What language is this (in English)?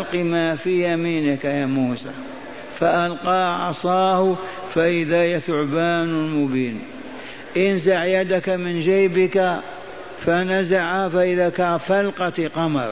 Arabic